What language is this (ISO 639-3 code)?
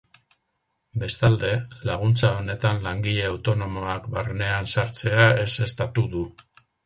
eus